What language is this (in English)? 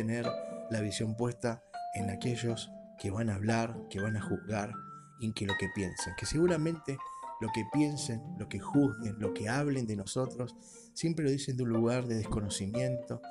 Spanish